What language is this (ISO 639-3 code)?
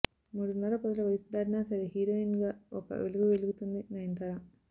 tel